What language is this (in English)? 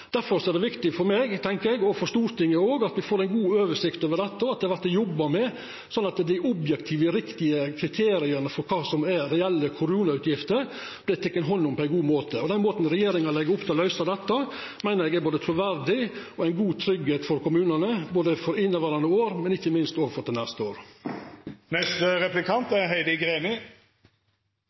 Norwegian